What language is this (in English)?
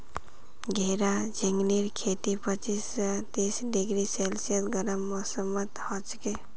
Magahi